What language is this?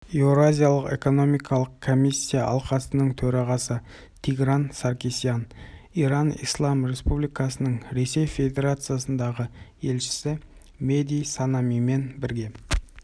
Kazakh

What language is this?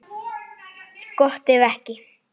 Icelandic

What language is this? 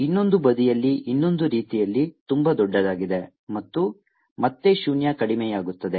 Kannada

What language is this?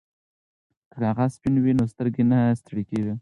Pashto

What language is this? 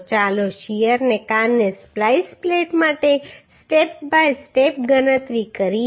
Gujarati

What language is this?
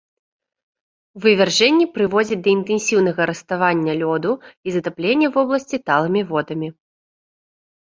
Belarusian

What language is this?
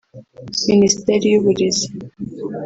Kinyarwanda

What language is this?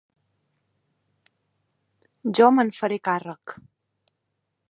Catalan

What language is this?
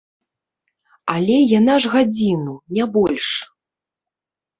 Belarusian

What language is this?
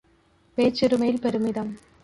Tamil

